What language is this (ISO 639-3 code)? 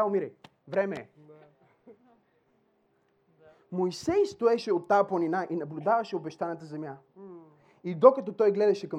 bul